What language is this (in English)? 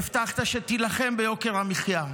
Hebrew